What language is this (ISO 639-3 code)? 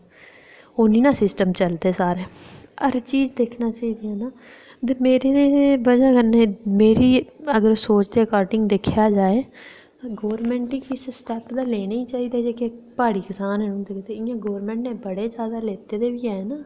doi